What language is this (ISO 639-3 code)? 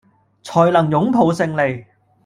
yue